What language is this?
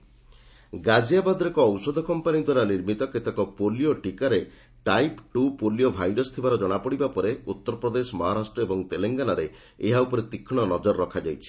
Odia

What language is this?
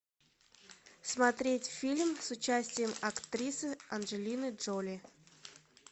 Russian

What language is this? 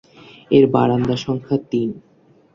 Bangla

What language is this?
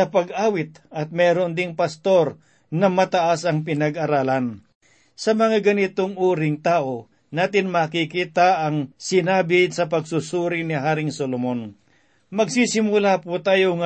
Filipino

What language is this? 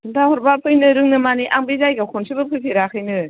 Bodo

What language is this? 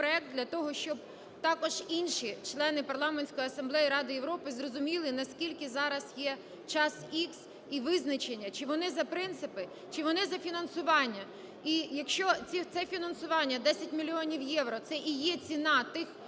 Ukrainian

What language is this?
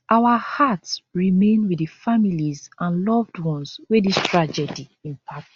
Nigerian Pidgin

